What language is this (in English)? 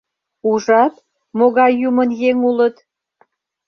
Mari